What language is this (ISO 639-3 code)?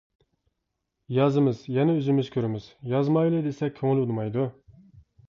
uig